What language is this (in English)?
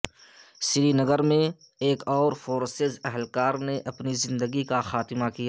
Urdu